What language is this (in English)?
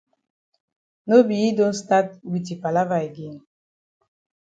Cameroon Pidgin